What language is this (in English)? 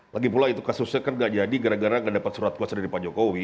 Indonesian